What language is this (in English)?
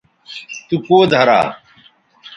Bateri